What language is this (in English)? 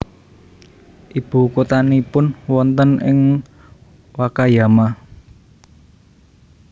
Javanese